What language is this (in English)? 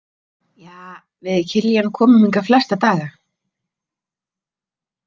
Icelandic